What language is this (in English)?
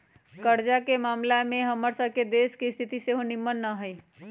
Magahi